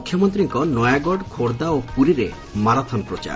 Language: Odia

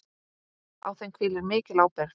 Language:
Icelandic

